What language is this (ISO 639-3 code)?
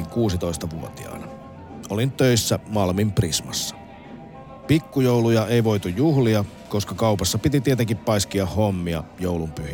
fin